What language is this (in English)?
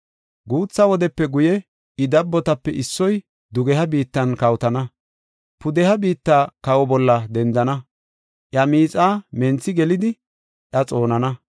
Gofa